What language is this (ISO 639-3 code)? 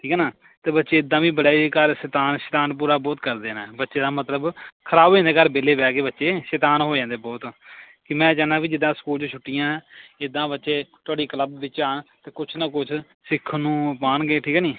pan